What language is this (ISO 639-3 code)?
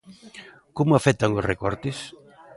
glg